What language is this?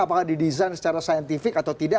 Indonesian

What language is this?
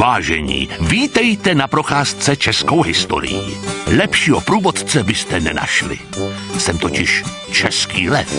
Czech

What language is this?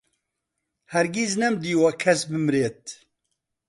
Central Kurdish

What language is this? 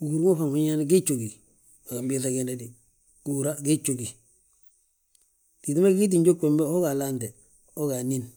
Balanta-Ganja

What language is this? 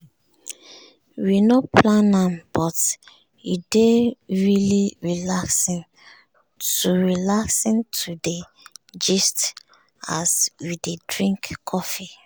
Nigerian Pidgin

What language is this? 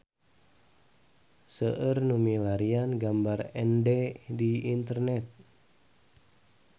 Sundanese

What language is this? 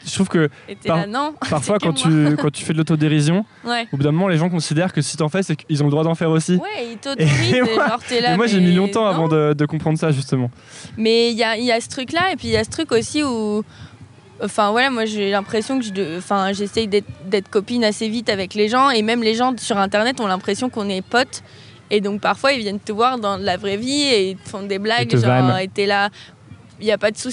French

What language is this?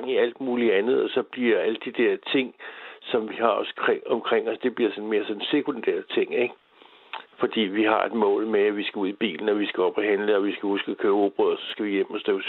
Danish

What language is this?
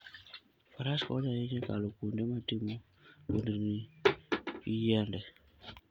Luo (Kenya and Tanzania)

